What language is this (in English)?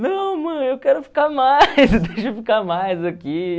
Portuguese